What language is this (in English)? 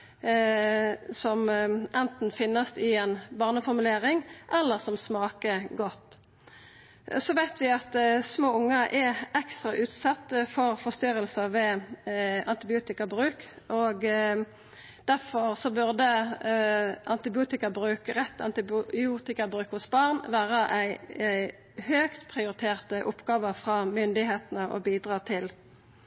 Norwegian Nynorsk